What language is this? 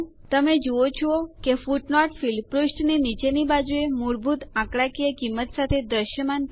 Gujarati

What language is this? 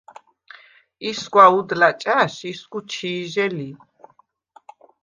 Svan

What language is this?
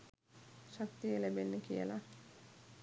Sinhala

